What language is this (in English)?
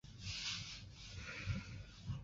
Chinese